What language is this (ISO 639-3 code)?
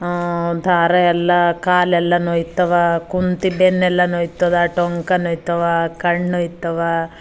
kan